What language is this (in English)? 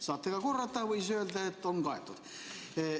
Estonian